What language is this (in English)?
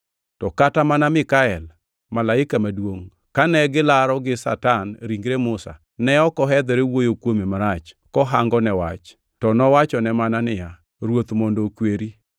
Luo (Kenya and Tanzania)